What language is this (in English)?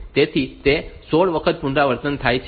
Gujarati